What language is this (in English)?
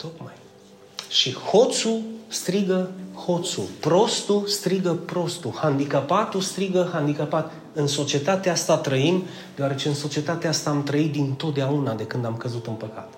Romanian